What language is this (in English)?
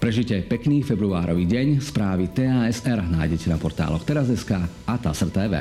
Slovak